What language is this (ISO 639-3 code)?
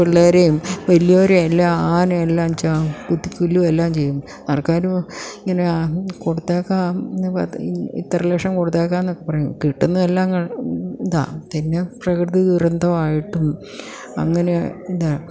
mal